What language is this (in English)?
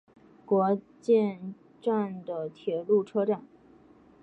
Chinese